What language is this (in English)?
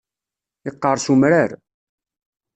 Kabyle